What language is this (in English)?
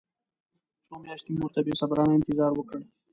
Pashto